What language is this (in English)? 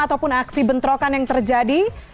Indonesian